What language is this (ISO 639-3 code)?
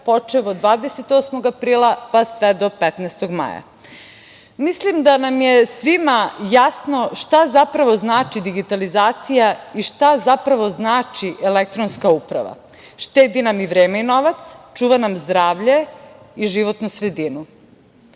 srp